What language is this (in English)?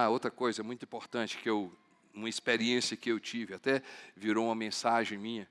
Portuguese